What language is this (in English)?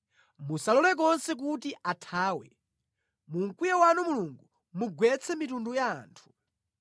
Nyanja